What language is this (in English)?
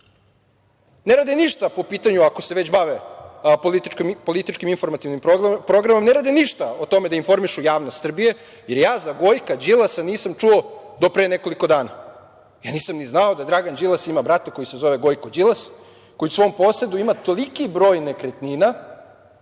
Serbian